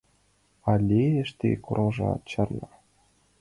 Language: Mari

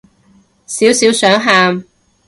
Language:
Cantonese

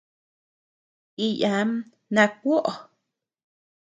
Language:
Tepeuxila Cuicatec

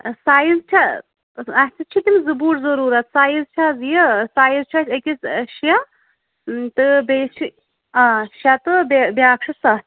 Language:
Kashmiri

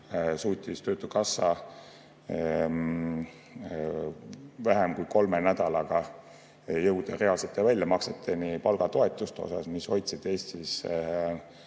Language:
Estonian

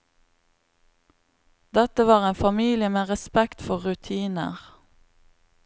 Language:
Norwegian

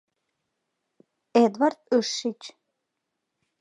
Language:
Mari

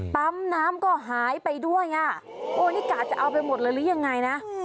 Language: Thai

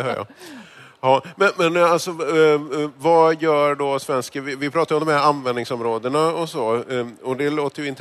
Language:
Swedish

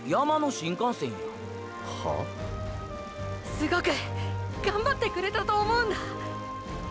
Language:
Japanese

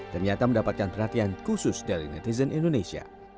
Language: Indonesian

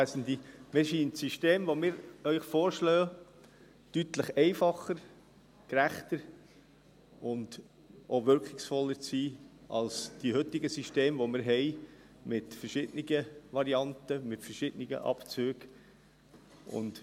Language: Swiss German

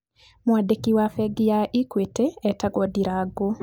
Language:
Kikuyu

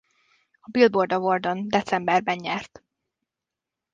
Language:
Hungarian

